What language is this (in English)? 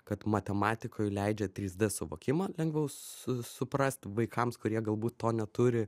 Lithuanian